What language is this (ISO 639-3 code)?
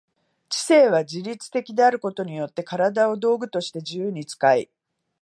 jpn